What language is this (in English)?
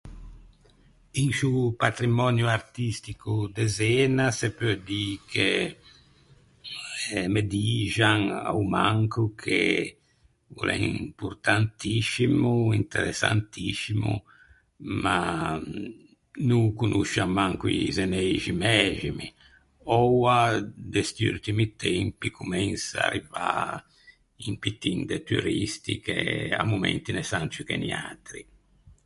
Ligurian